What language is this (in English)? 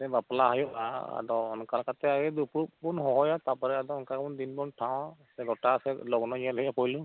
Santali